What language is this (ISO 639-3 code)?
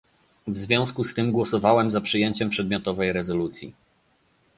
pol